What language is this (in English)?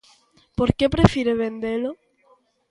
Galician